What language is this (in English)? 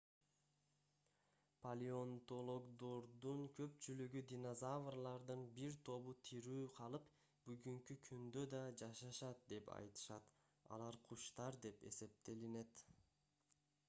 Kyrgyz